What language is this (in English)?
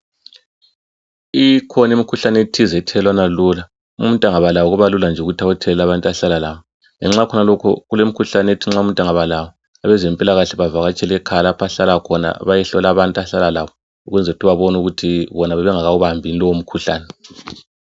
North Ndebele